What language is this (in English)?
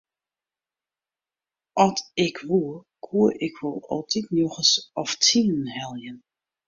Western Frisian